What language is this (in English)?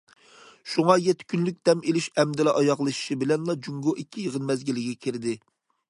Uyghur